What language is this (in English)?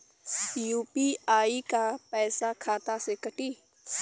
Bhojpuri